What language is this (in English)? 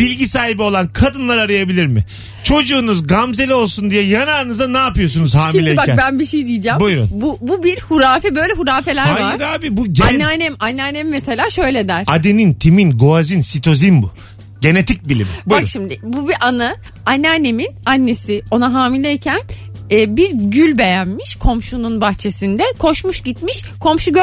Turkish